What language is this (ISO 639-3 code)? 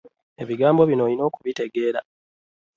lug